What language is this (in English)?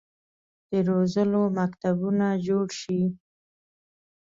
Pashto